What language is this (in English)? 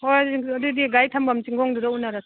Manipuri